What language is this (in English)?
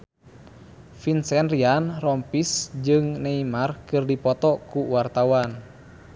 Sundanese